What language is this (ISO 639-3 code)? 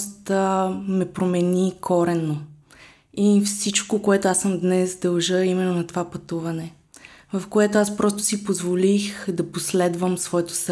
bul